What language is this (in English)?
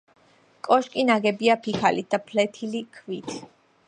Georgian